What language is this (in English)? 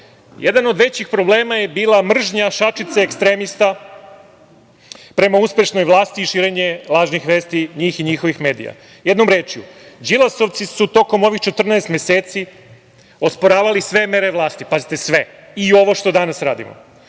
Serbian